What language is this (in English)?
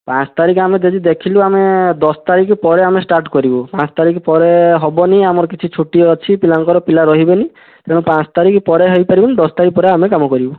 Odia